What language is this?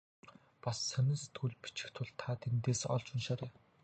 Mongolian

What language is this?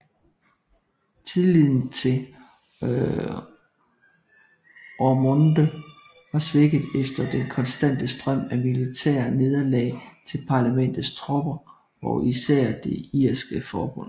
Danish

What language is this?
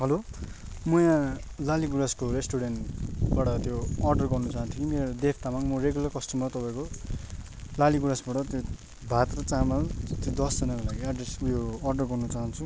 Nepali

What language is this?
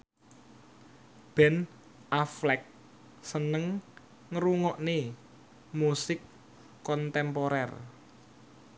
Javanese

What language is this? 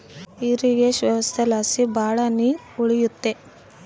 Kannada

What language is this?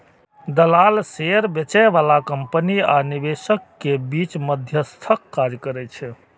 Maithili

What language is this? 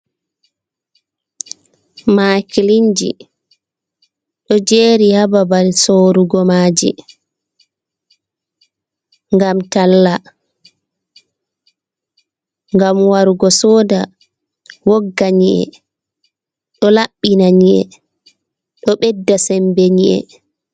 Fula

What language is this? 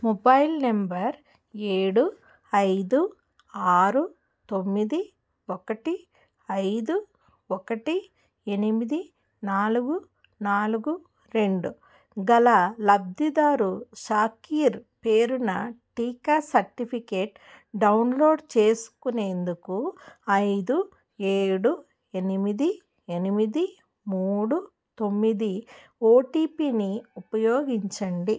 Telugu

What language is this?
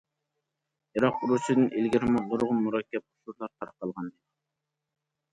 Uyghur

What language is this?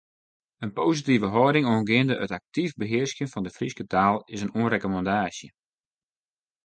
Western Frisian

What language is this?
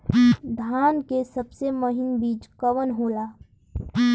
Bhojpuri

